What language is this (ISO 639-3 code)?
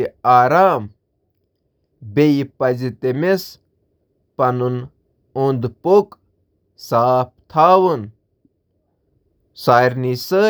kas